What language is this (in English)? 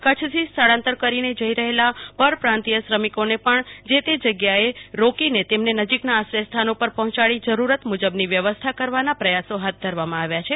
Gujarati